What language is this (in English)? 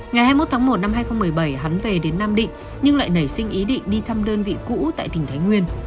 Vietnamese